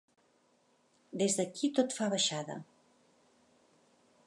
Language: Catalan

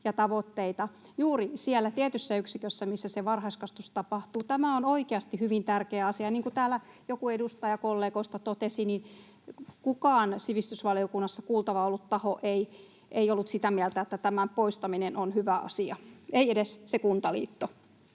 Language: Finnish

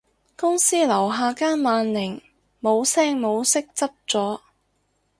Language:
Cantonese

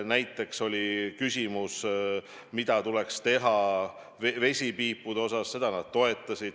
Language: Estonian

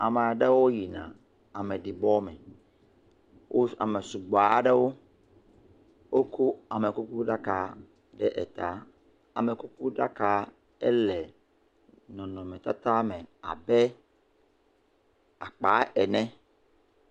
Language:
Ewe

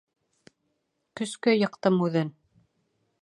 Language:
Bashkir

